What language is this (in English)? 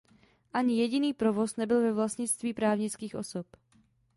Czech